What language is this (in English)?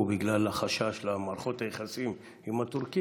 Hebrew